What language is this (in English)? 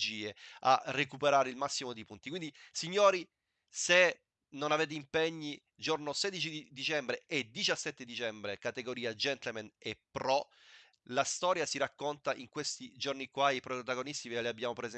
Italian